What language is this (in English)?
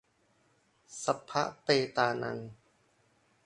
Thai